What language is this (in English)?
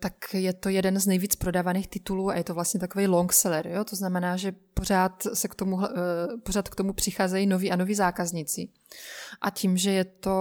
Czech